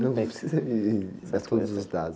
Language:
Portuguese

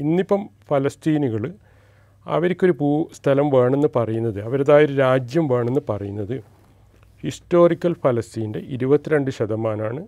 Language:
Malayalam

